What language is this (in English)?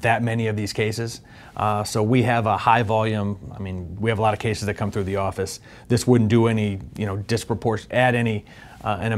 English